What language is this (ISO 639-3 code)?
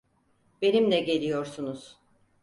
tur